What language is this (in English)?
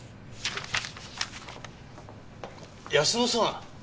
Japanese